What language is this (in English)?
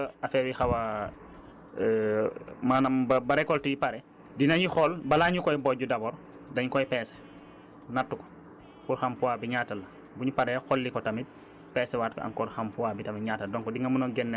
Wolof